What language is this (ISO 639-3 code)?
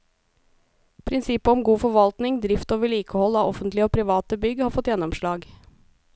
nor